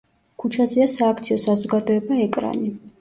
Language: Georgian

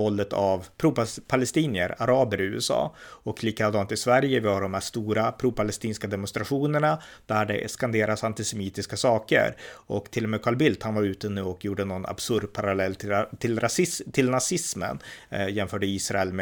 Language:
Swedish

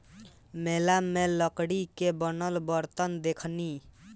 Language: Bhojpuri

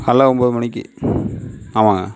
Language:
Tamil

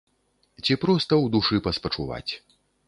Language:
Belarusian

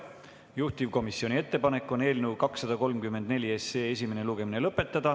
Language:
Estonian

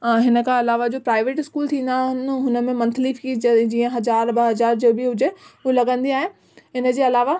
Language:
Sindhi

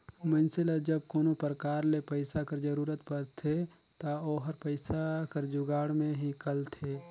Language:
Chhattisgarhi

